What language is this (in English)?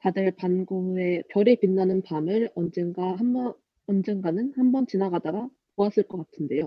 Korean